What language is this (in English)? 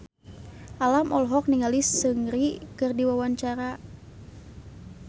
Sundanese